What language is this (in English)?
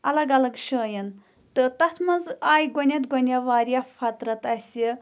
Kashmiri